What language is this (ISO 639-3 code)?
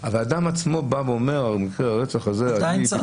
heb